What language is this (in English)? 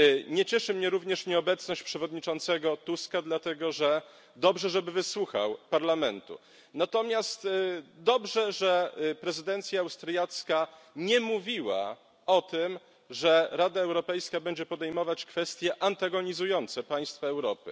Polish